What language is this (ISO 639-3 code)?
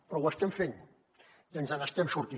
cat